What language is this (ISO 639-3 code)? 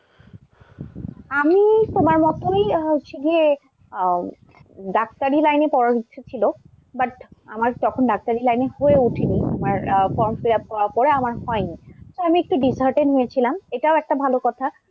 ben